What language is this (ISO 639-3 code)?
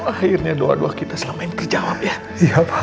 ind